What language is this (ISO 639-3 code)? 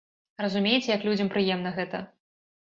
bel